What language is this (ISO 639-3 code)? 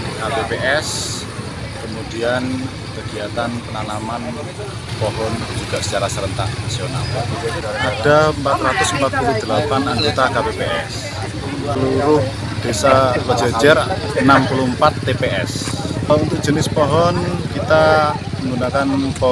ind